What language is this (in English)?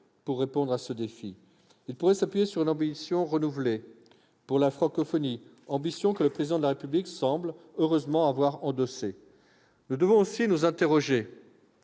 French